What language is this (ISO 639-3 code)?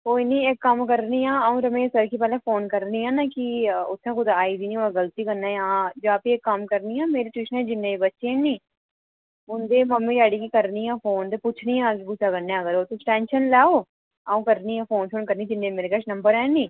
doi